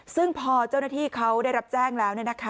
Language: Thai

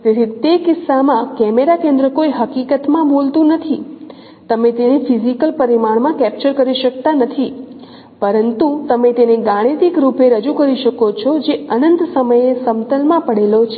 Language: Gujarati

